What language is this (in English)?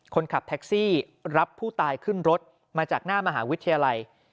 Thai